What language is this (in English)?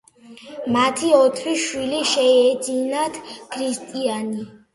Georgian